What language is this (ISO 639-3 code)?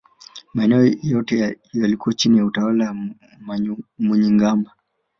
swa